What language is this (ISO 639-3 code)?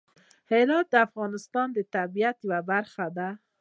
pus